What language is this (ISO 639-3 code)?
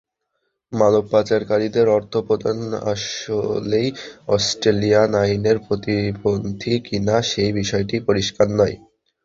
ben